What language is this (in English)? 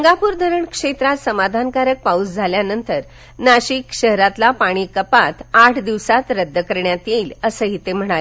Marathi